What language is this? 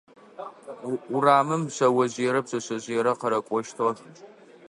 Adyghe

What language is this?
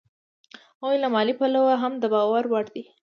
Pashto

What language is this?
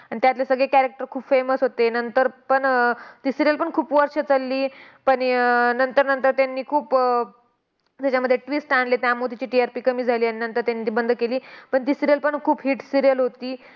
Marathi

